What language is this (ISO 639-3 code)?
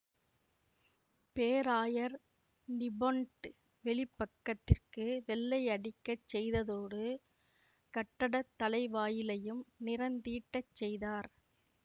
tam